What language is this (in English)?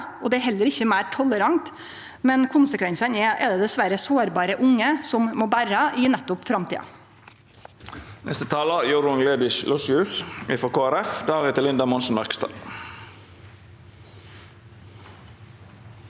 Norwegian